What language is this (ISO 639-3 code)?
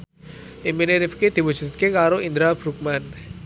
jav